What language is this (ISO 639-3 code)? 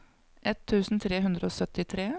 nor